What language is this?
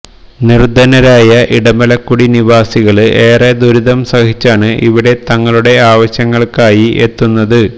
Malayalam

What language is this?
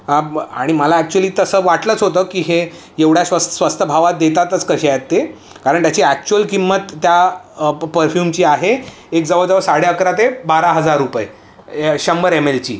Marathi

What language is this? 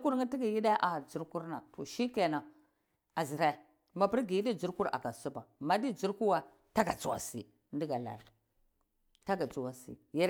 Cibak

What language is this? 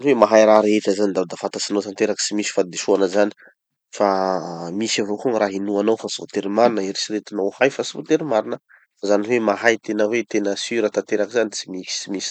Tanosy Malagasy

